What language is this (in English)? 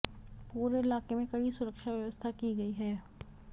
Hindi